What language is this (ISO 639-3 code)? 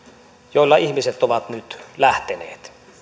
fin